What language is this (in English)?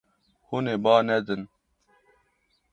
Kurdish